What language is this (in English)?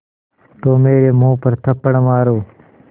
Hindi